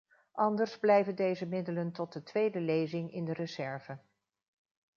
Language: Dutch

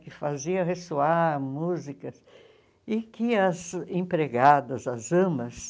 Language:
Portuguese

